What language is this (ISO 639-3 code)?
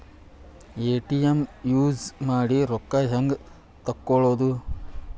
kan